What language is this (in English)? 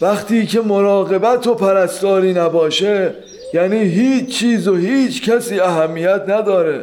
Persian